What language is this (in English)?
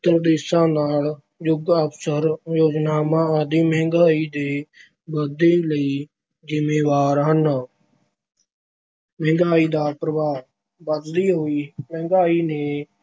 Punjabi